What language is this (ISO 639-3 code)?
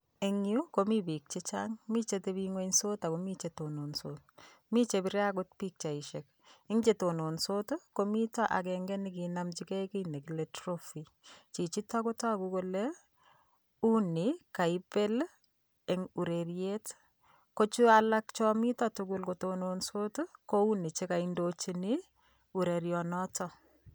kln